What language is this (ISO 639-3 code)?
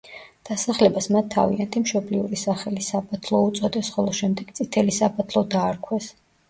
kat